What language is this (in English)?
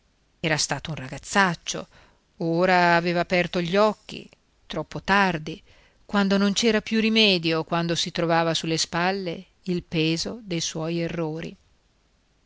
Italian